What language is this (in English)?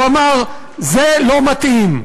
Hebrew